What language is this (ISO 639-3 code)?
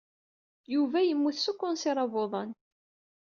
kab